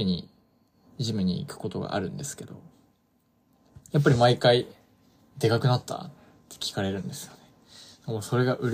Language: Japanese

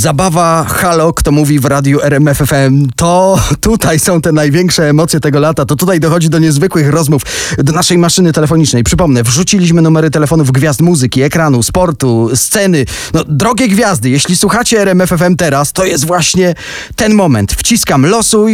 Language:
Polish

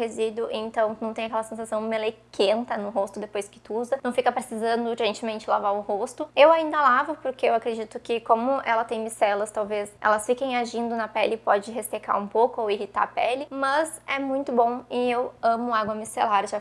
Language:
Portuguese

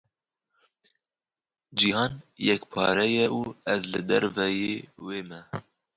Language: Kurdish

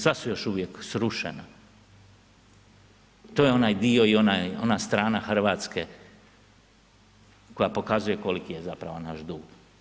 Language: Croatian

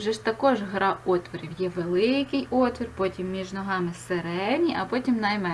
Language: Ukrainian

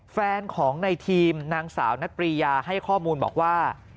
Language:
Thai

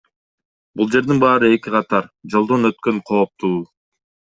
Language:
Kyrgyz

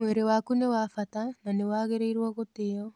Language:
Kikuyu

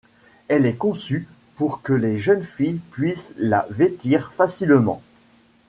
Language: French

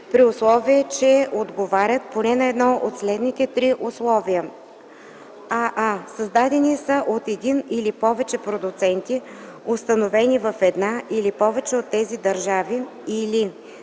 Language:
Bulgarian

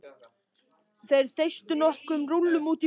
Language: Icelandic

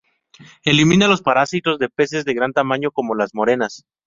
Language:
Spanish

